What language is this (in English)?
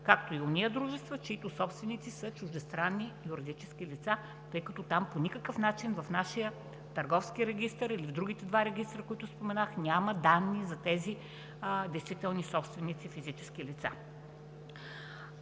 Bulgarian